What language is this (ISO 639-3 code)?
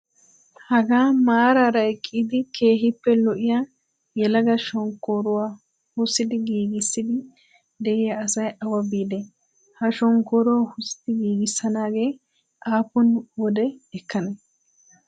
wal